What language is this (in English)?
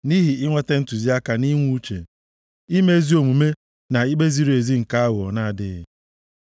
Igbo